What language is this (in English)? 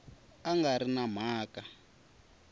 Tsonga